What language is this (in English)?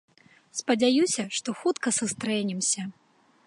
Belarusian